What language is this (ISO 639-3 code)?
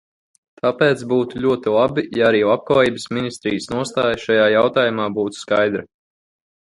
lav